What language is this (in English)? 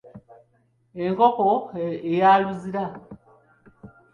Ganda